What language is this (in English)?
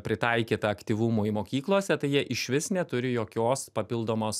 Lithuanian